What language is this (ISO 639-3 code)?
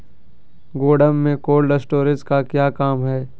mag